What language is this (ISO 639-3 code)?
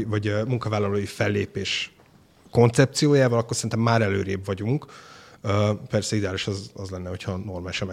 hun